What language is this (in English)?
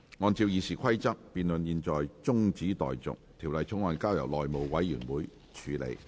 Cantonese